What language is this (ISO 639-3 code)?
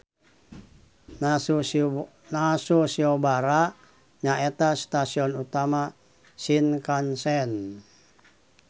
sun